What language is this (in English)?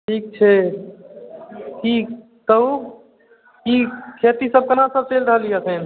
Maithili